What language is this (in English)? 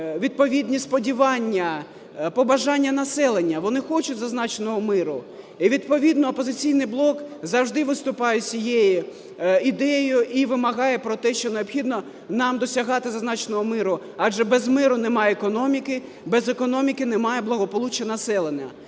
Ukrainian